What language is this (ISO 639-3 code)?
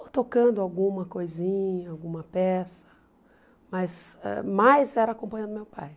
por